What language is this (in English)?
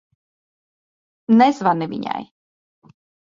Latvian